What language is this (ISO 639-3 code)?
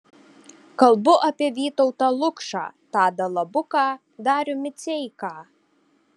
lit